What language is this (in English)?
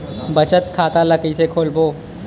Chhattisgarhi